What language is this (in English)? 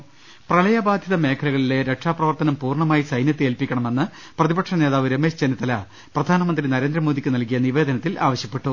Malayalam